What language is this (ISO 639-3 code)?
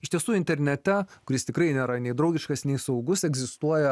lit